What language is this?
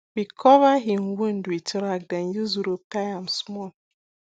Nigerian Pidgin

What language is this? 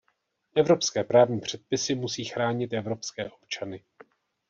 Czech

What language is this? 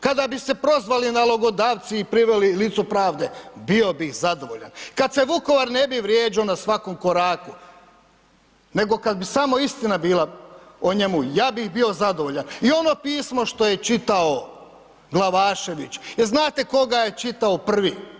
Croatian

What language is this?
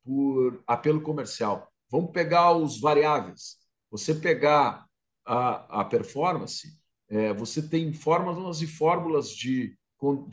Portuguese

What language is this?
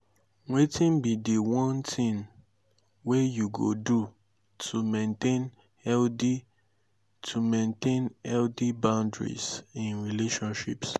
Nigerian Pidgin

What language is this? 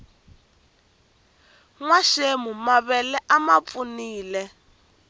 Tsonga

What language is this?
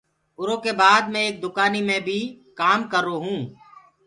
Gurgula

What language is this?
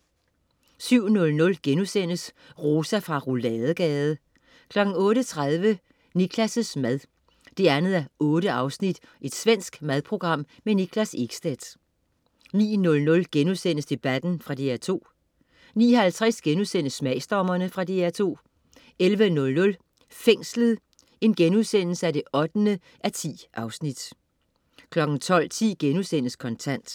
Danish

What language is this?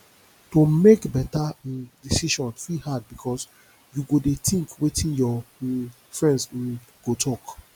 Nigerian Pidgin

